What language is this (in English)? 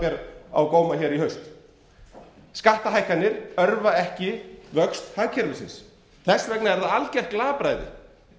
Icelandic